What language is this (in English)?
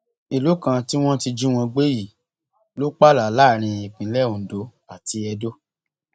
Yoruba